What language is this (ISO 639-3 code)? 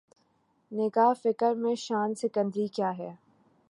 urd